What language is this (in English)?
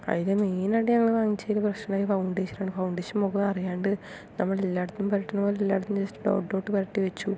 Malayalam